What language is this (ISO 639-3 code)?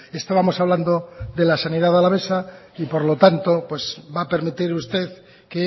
spa